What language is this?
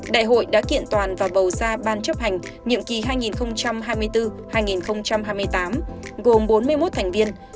Vietnamese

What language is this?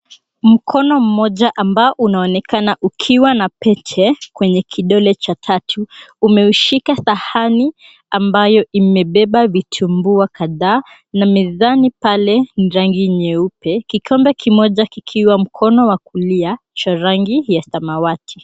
Swahili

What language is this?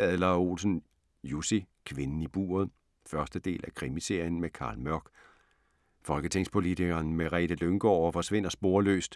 Danish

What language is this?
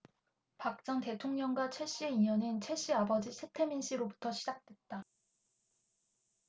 Korean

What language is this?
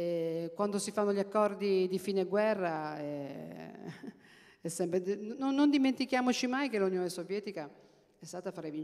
Italian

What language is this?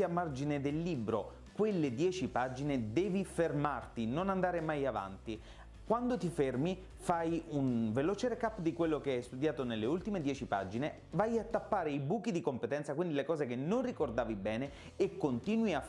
Italian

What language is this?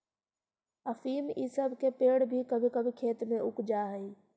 Magahi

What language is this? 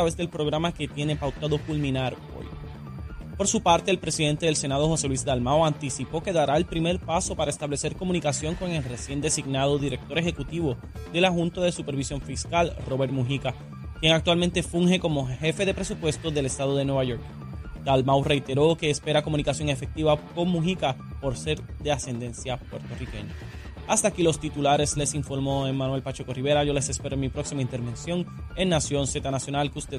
Spanish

